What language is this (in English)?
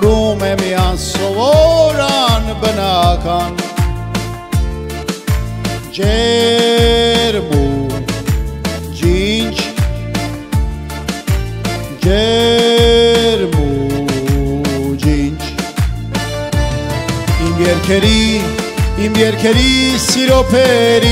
Romanian